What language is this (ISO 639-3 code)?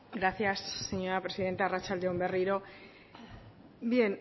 eus